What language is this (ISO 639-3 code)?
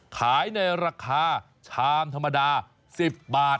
tha